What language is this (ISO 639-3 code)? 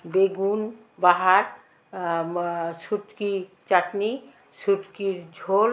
ben